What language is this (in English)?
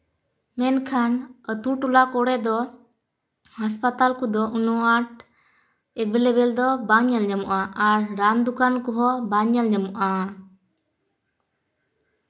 Santali